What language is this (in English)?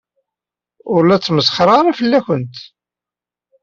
Kabyle